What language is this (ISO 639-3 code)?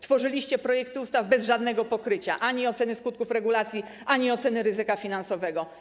pol